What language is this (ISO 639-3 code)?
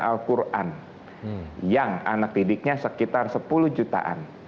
ind